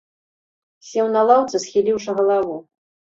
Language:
Belarusian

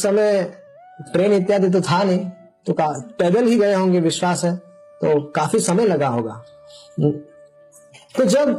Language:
Hindi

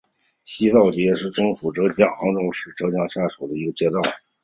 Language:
Chinese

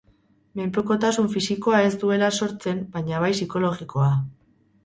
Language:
Basque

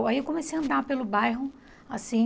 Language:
Portuguese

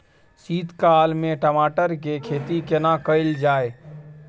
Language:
Maithili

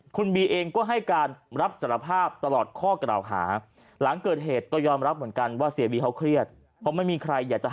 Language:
Thai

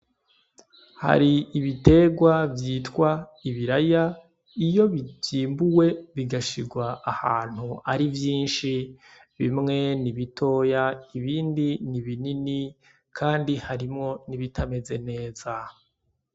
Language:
Rundi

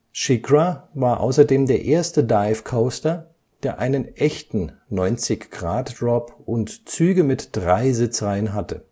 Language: German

